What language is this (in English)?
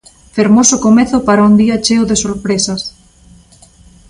Galician